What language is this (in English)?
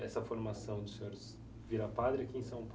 Portuguese